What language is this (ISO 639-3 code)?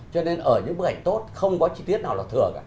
vie